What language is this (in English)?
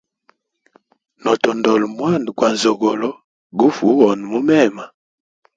Hemba